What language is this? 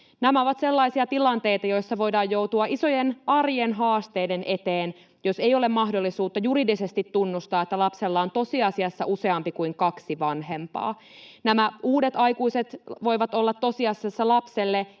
Finnish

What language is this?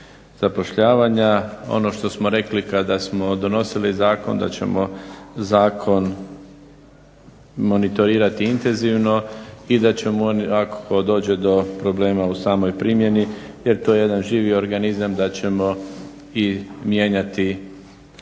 Croatian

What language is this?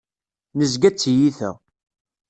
Kabyle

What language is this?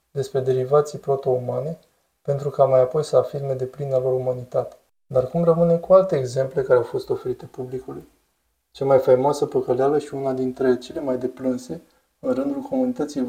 Romanian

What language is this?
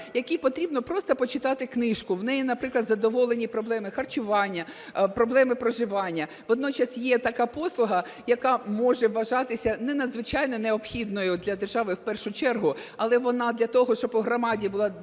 Ukrainian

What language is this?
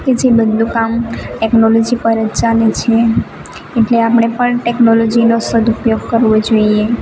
Gujarati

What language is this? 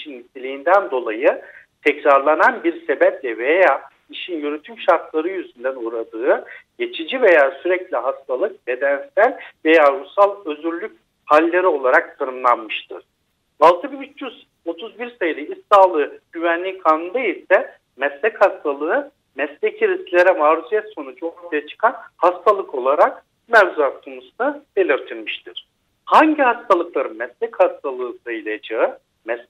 Turkish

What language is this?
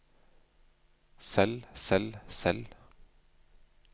Norwegian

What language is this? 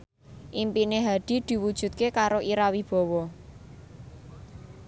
Javanese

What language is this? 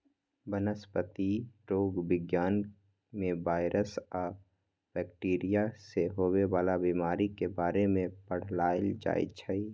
Magahi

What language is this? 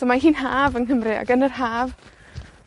Welsh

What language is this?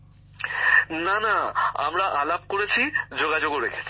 Bangla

